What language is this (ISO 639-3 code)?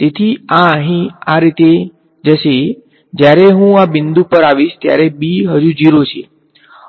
guj